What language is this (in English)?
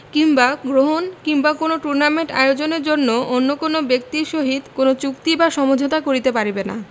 Bangla